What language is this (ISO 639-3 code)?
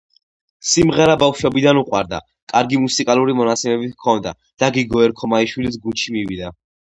kat